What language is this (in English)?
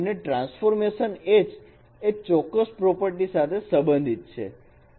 Gujarati